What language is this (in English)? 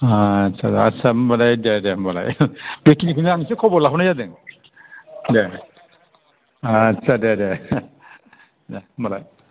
Bodo